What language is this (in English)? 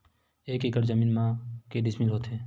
Chhattisgarhi